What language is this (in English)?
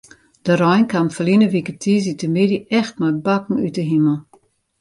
Western Frisian